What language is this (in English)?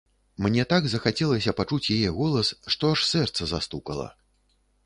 Belarusian